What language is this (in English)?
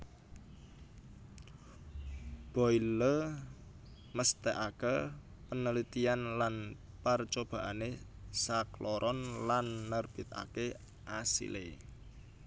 Javanese